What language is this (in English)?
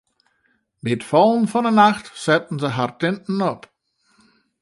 Western Frisian